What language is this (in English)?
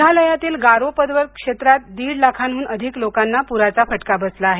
Marathi